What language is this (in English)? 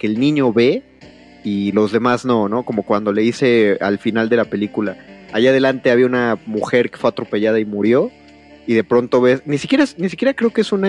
Spanish